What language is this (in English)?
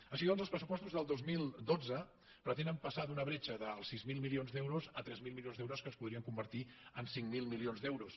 Catalan